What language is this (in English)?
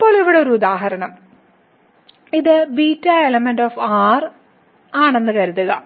Malayalam